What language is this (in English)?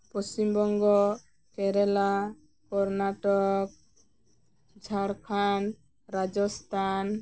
Santali